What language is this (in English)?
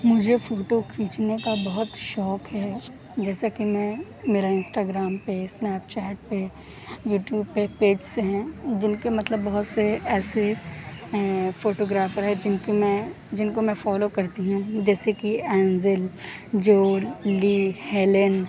Urdu